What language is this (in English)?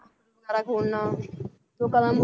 Punjabi